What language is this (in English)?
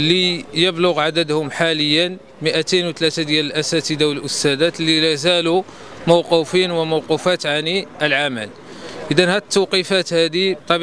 Arabic